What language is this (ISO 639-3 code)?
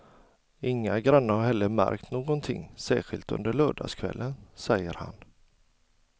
swe